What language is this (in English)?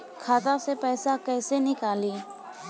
Bhojpuri